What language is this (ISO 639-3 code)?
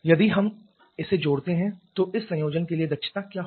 hin